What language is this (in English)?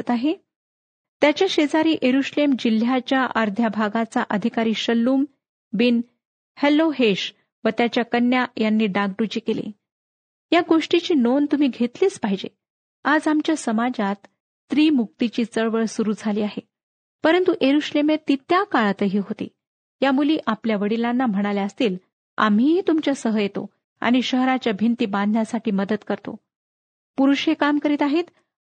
Marathi